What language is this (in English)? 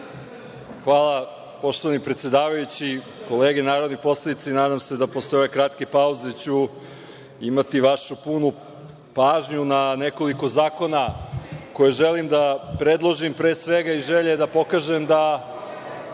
Serbian